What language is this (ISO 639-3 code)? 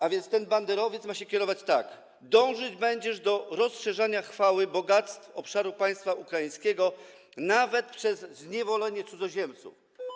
pol